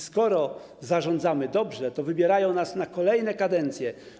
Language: Polish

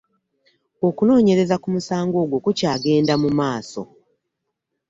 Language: Ganda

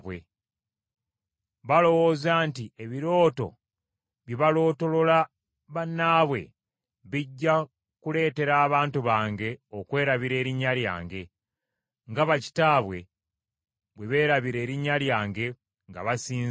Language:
Ganda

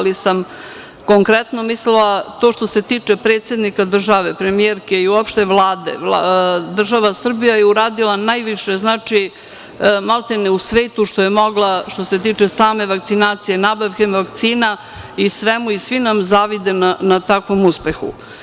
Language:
Serbian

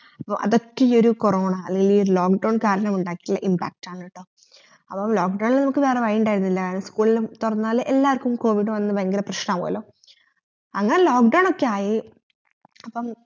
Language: Malayalam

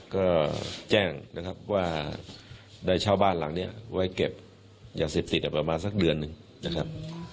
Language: Thai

